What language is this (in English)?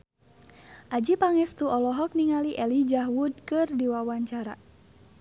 Sundanese